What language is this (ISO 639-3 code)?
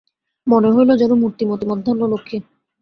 ben